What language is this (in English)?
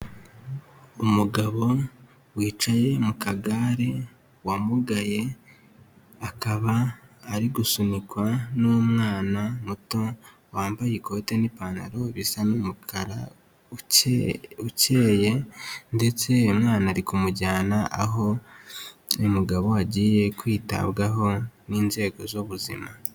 Kinyarwanda